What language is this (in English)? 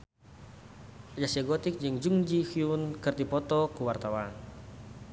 Sundanese